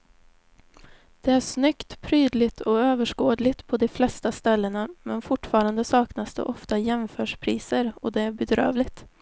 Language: Swedish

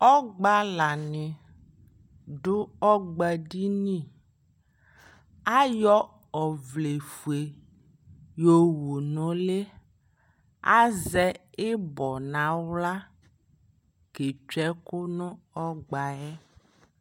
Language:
Ikposo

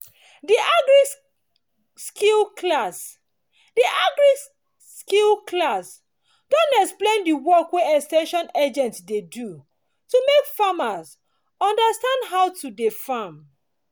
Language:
Nigerian Pidgin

